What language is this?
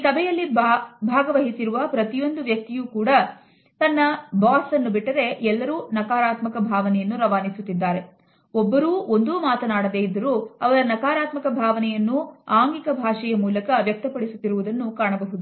Kannada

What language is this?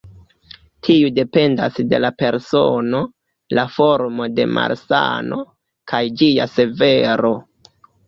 Esperanto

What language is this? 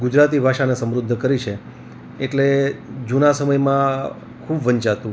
Gujarati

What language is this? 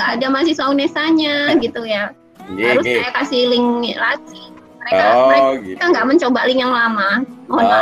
Indonesian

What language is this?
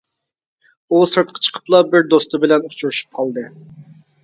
Uyghur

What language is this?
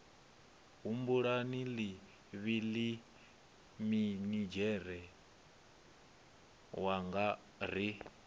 Venda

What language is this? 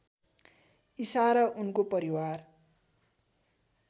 Nepali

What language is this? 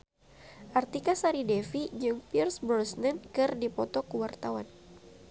Sundanese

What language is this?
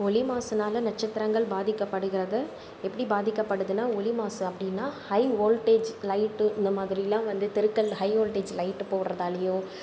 Tamil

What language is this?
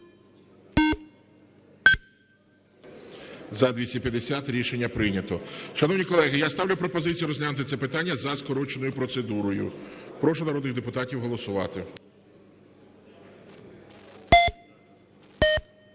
Ukrainian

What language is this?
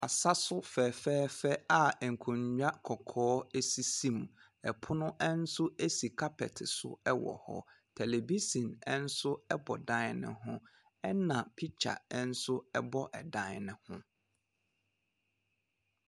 Akan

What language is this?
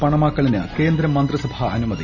Malayalam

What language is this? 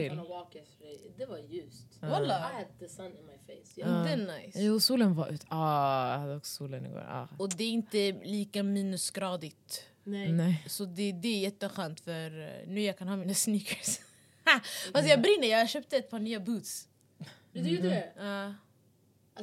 Swedish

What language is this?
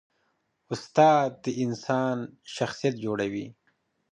Pashto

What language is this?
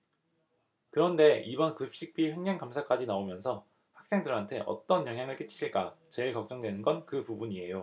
Korean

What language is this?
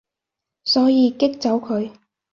Cantonese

